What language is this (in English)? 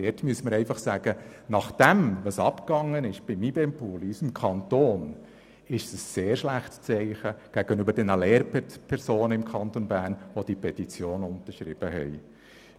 Swiss German